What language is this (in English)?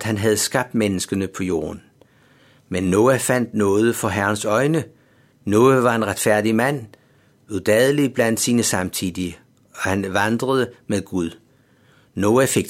Danish